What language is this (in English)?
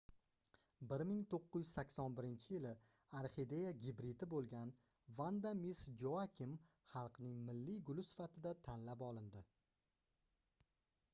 Uzbek